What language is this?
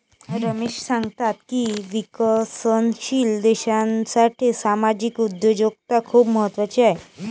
Marathi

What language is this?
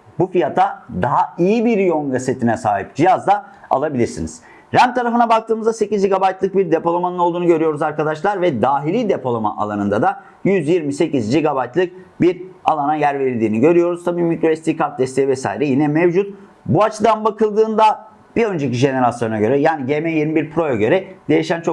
Turkish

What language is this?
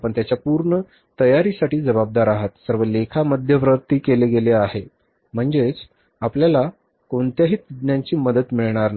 Marathi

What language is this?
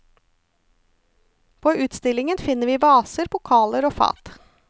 Norwegian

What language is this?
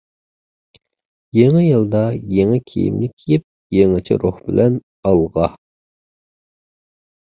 Uyghur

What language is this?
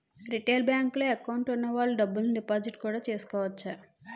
Telugu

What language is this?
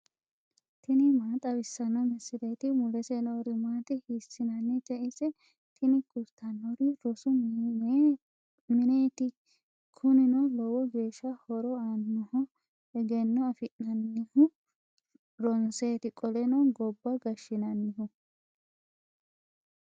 Sidamo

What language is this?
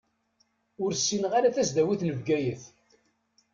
Kabyle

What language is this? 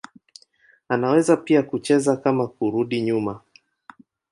Swahili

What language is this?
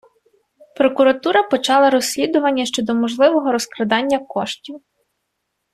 Ukrainian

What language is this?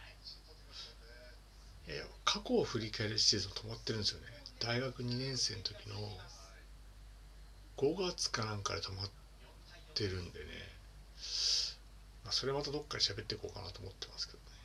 Japanese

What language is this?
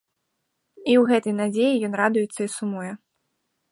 Belarusian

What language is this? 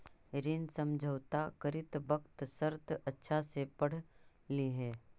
Magahi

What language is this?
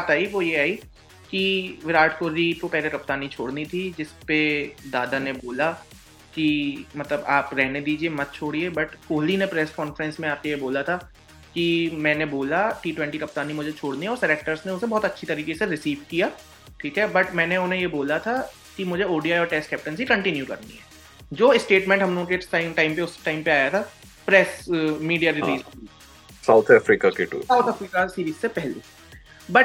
Hindi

